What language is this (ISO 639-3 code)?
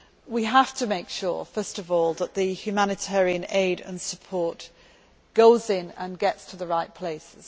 eng